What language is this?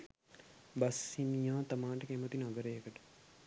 Sinhala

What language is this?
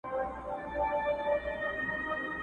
Pashto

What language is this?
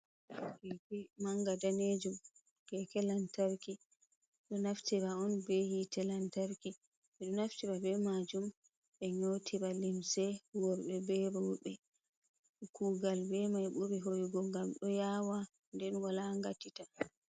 Fula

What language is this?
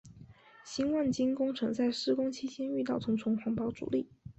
Chinese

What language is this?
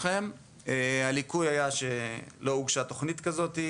Hebrew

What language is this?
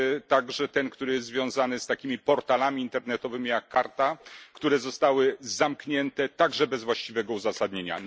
Polish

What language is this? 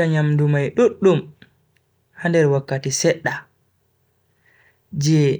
Bagirmi Fulfulde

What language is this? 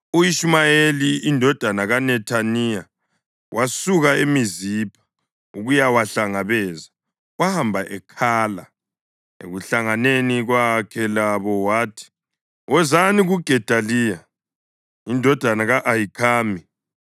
North Ndebele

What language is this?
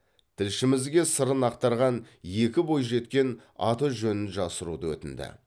Kazakh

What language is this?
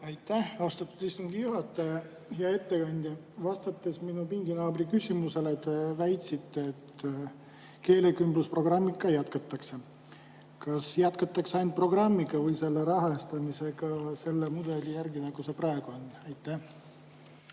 Estonian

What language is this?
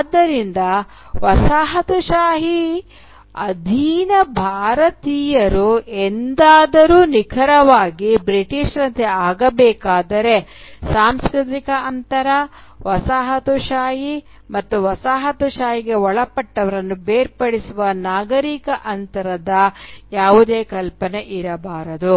Kannada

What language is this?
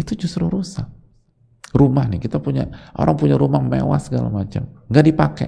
Indonesian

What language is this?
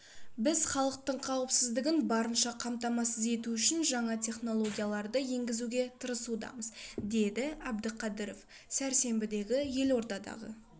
Kazakh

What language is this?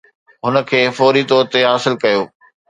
Sindhi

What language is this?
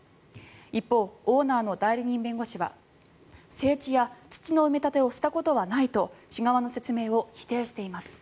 Japanese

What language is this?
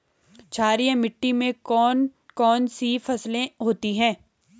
Hindi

